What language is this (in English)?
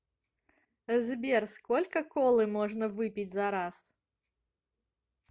Russian